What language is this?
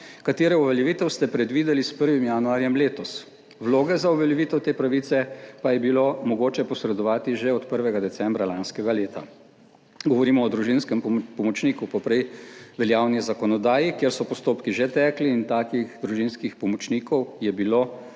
Slovenian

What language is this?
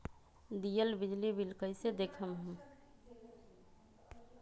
Magahi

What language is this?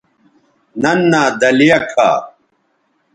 Bateri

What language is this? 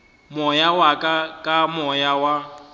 Northern Sotho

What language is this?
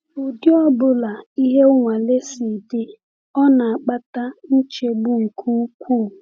Igbo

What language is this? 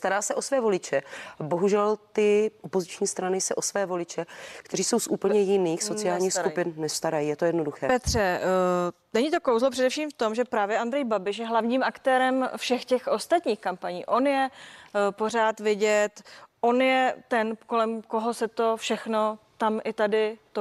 Czech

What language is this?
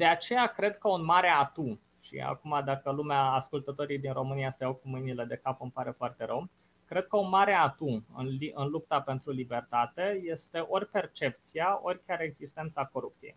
Romanian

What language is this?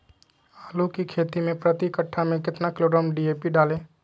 Magahi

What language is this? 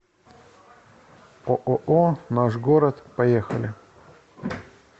Russian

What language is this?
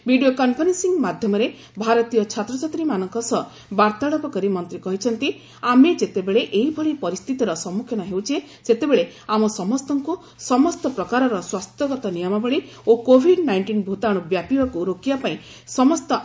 Odia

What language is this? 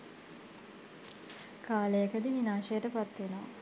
Sinhala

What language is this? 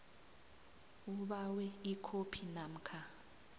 South Ndebele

